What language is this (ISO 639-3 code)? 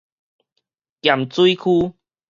nan